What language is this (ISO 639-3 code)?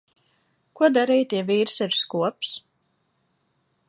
lav